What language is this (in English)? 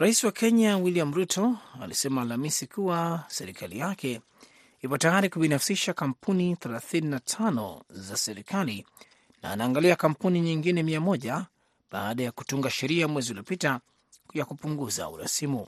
Swahili